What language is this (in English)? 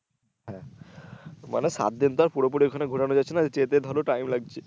Bangla